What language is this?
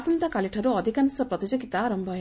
Odia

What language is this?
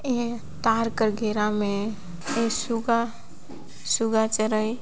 Sadri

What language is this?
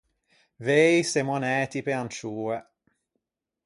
Ligurian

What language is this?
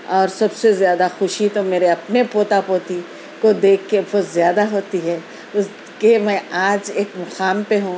Urdu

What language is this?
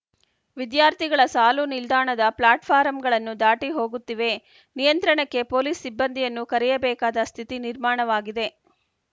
Kannada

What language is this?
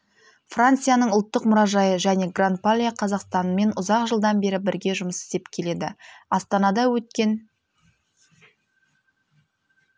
Kazakh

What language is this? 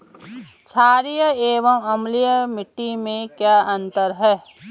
Hindi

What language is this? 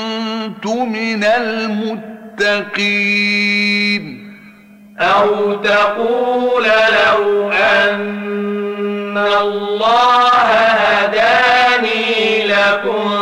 Arabic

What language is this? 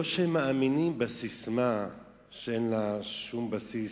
Hebrew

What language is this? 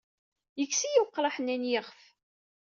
Kabyle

